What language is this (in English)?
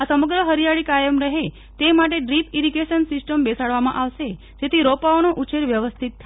Gujarati